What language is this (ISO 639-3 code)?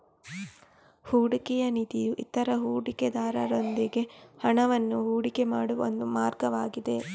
kan